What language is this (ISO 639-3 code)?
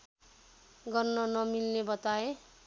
nep